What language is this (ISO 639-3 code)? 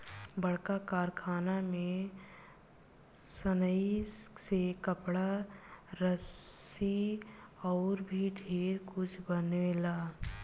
bho